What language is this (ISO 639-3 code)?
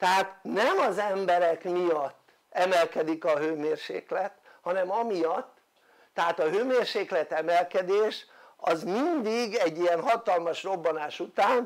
hun